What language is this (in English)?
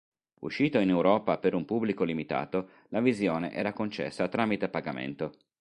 Italian